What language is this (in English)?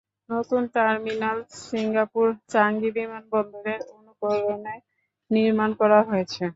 Bangla